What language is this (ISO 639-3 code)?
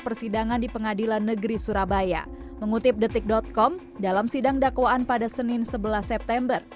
ind